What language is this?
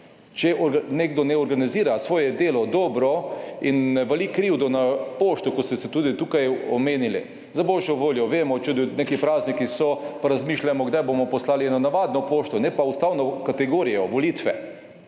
Slovenian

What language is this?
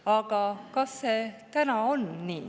Estonian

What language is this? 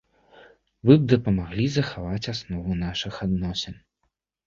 Belarusian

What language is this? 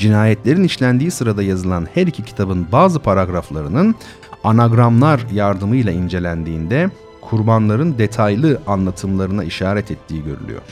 Turkish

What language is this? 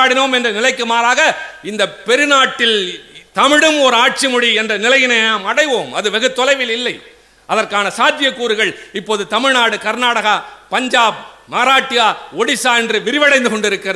Tamil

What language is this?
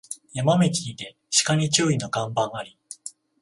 Japanese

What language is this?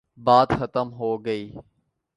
Urdu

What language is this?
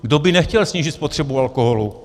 Czech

